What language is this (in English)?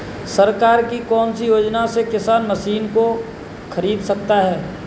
Hindi